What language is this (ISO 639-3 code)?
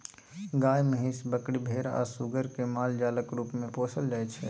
mai